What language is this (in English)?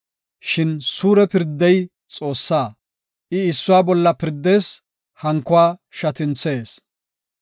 Gofa